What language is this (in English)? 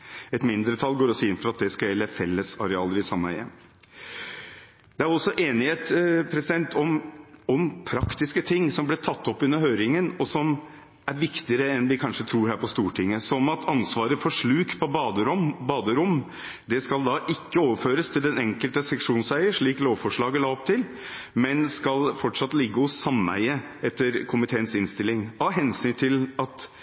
Norwegian Bokmål